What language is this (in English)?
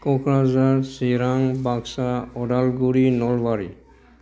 Bodo